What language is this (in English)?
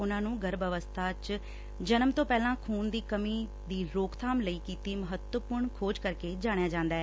Punjabi